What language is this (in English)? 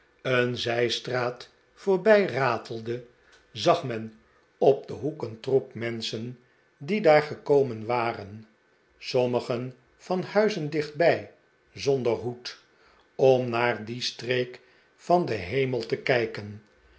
Dutch